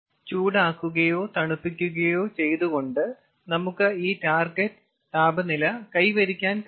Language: Malayalam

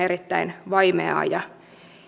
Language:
Finnish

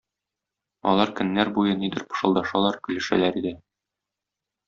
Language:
Tatar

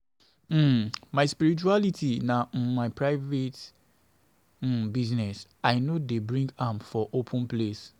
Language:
Nigerian Pidgin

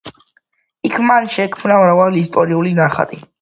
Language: Georgian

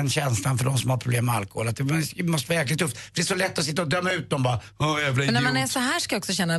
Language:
Swedish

